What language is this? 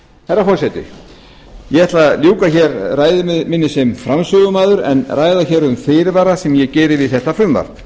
Icelandic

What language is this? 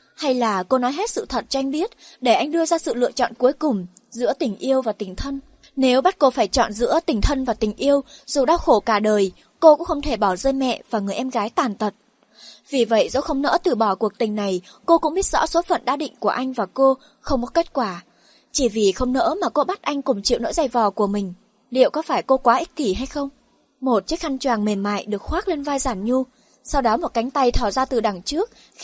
Vietnamese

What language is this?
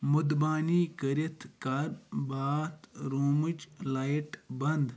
Kashmiri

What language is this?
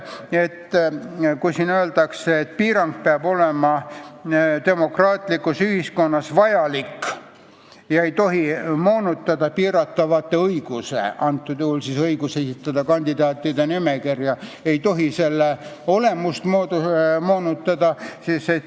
Estonian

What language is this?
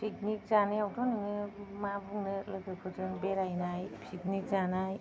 Bodo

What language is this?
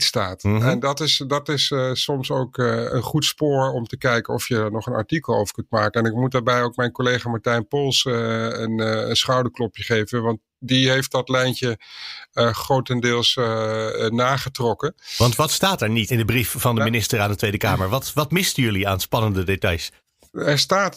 Dutch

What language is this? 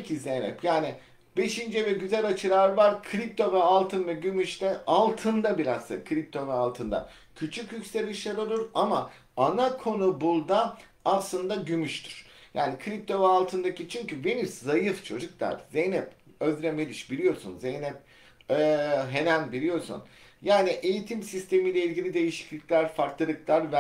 Turkish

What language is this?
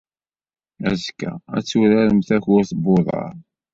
Kabyle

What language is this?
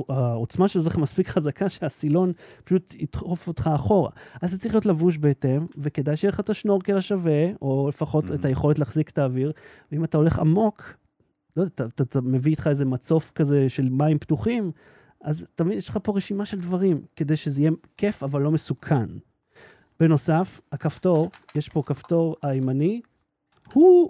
Hebrew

